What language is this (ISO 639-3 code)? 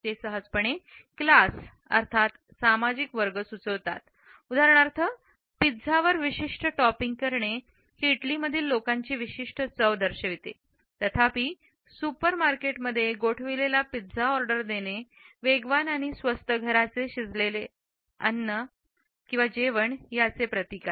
mar